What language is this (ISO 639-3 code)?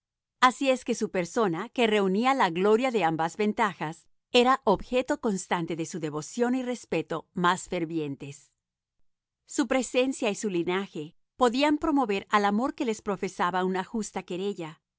spa